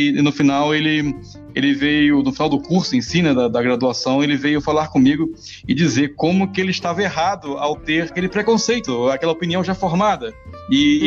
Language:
Portuguese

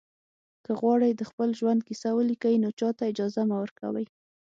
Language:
Pashto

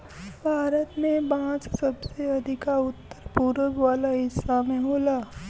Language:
Bhojpuri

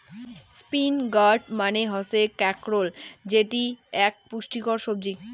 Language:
Bangla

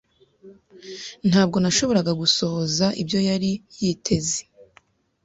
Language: Kinyarwanda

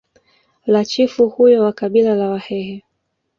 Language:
Swahili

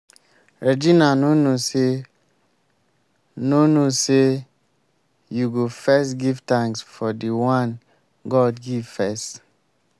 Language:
Nigerian Pidgin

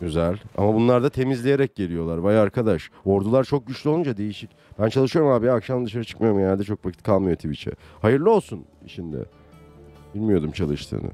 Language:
Turkish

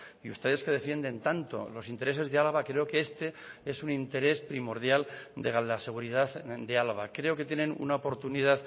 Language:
Spanish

